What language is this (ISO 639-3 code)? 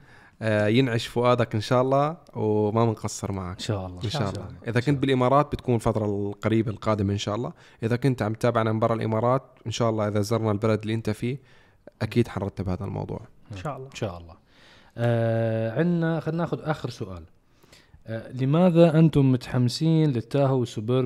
ara